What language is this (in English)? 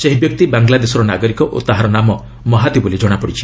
Odia